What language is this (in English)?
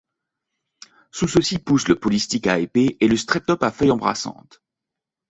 French